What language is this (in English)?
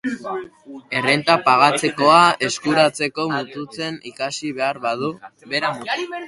Basque